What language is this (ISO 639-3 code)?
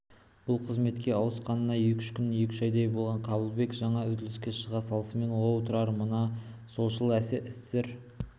kaz